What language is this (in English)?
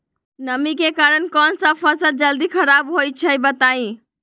Magahi